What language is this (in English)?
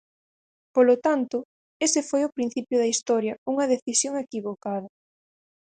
Galician